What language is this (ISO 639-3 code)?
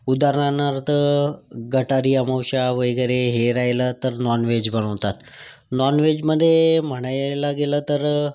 mar